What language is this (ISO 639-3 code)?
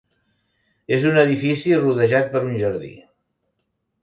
cat